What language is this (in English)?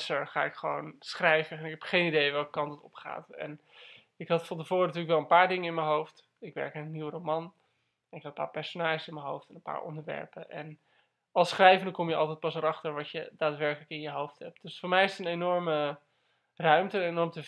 Dutch